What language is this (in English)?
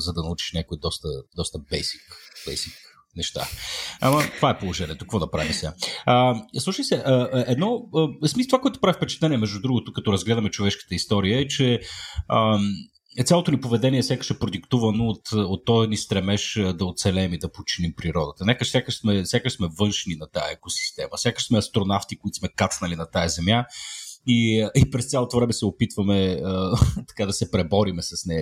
Bulgarian